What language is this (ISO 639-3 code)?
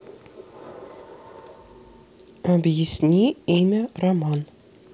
rus